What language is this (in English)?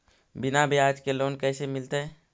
Magahi